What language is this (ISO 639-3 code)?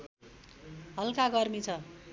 nep